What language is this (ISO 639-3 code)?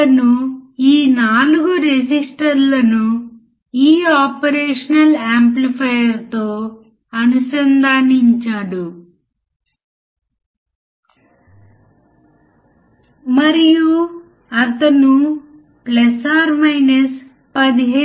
tel